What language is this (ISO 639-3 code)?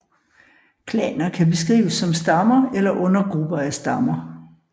dan